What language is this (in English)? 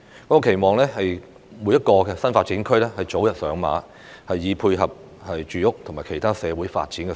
Cantonese